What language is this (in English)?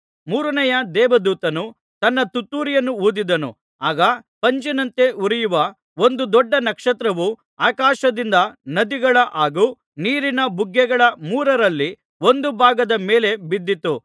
Kannada